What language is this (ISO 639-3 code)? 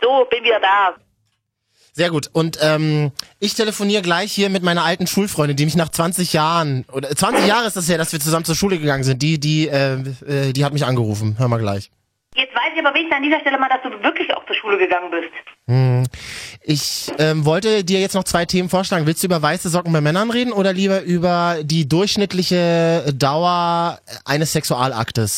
deu